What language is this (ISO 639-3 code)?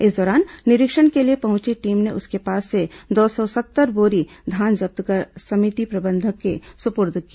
hin